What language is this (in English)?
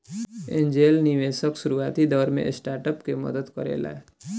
Bhojpuri